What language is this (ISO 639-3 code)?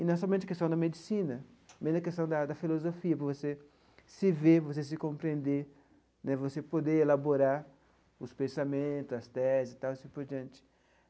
por